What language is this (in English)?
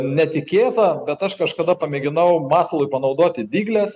Lithuanian